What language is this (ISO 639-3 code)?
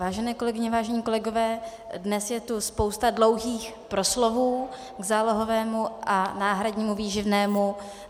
ces